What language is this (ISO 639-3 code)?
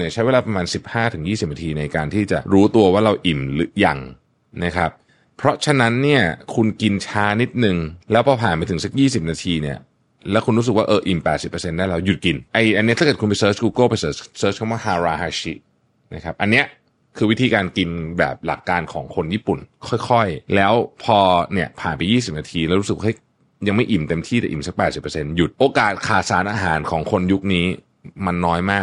tha